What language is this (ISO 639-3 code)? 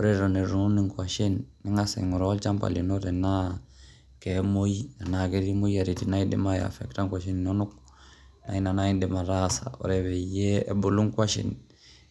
mas